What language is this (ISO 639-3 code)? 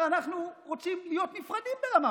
heb